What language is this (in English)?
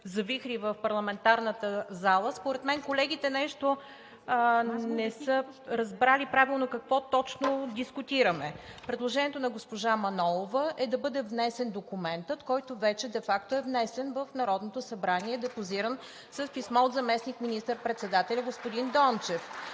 Bulgarian